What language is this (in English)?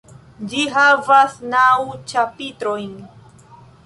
Esperanto